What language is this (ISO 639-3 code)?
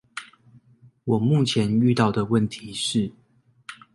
zho